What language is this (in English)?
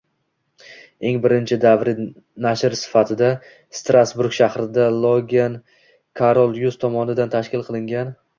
Uzbek